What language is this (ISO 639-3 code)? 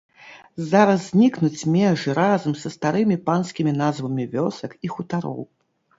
bel